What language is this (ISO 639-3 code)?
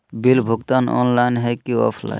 mag